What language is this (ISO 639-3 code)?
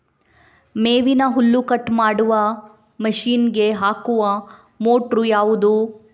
kan